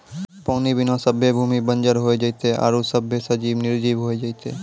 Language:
Maithili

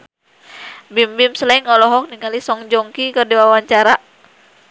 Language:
Sundanese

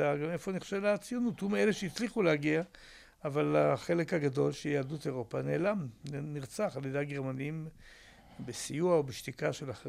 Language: Hebrew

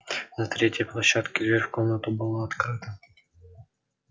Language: Russian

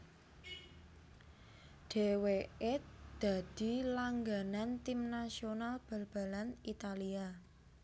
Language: Javanese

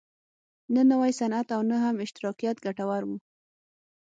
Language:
Pashto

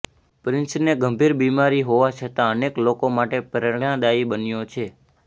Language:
Gujarati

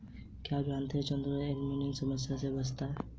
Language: Hindi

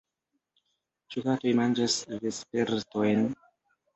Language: Esperanto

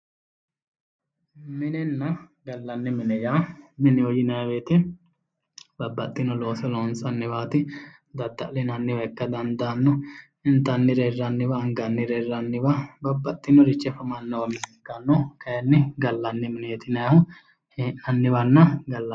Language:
Sidamo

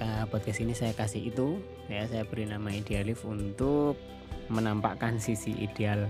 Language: Indonesian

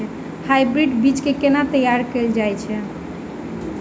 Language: Maithili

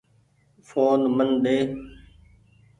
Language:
Goaria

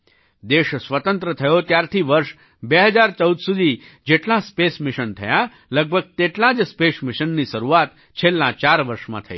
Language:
Gujarati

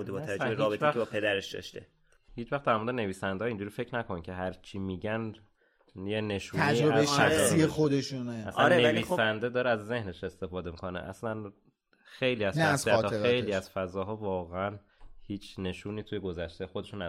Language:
Persian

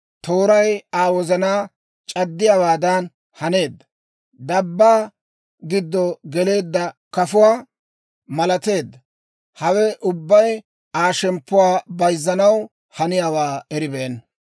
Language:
Dawro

